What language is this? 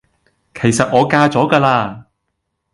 Cantonese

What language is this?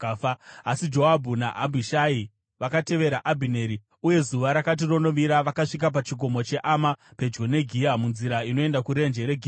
Shona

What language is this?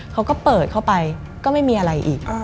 Thai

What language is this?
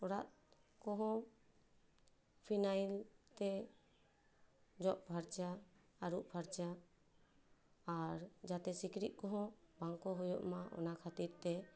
Santali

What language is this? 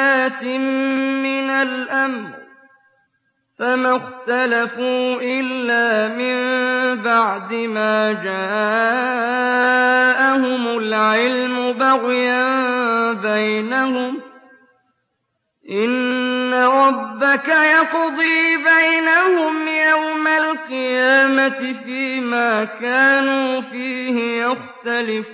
Arabic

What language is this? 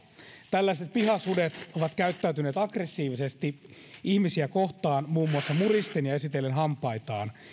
Finnish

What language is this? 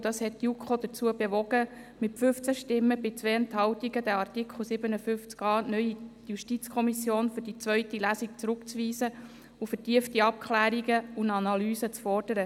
Swiss German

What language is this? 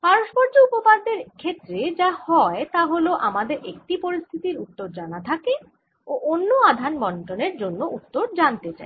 Bangla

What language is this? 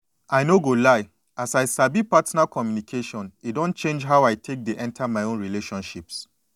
Nigerian Pidgin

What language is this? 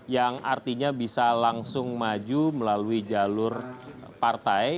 Indonesian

